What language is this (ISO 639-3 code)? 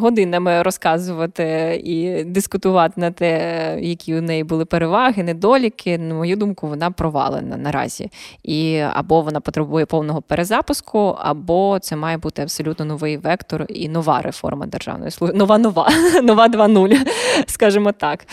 ukr